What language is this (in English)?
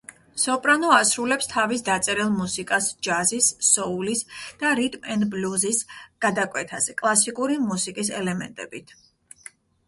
Georgian